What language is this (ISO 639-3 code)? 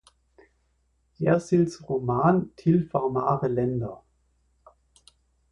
deu